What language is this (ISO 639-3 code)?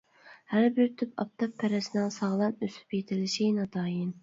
uig